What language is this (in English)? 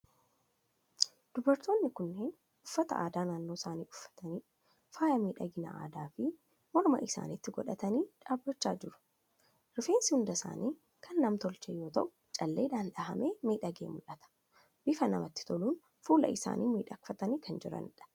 Oromo